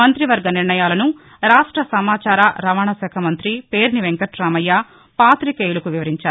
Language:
Telugu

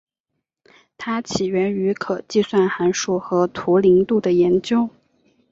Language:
Chinese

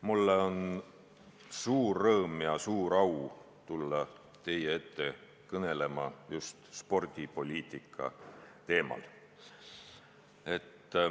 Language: Estonian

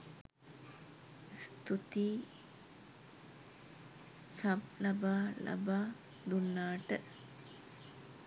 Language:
Sinhala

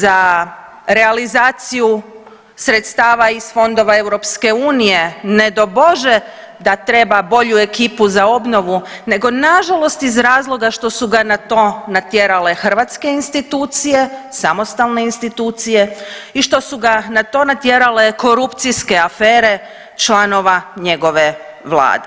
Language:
Croatian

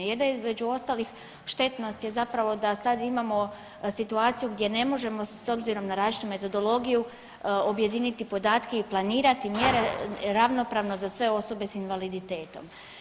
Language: Croatian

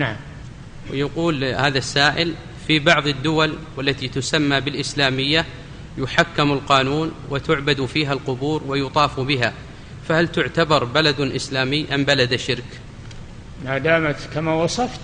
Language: Arabic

